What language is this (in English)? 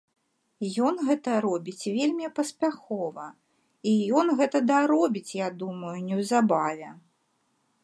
Belarusian